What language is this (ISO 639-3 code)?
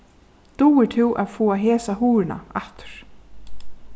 fao